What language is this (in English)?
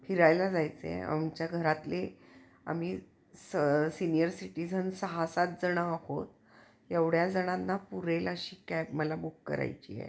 Marathi